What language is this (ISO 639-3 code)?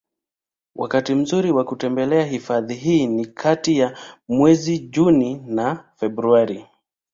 swa